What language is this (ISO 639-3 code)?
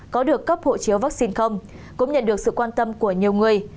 vie